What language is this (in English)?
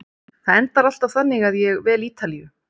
Icelandic